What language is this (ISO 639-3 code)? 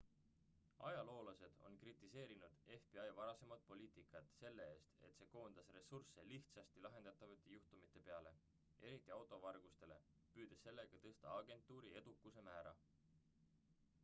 est